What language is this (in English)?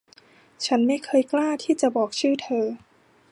Thai